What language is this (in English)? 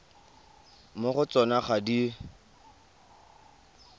Tswana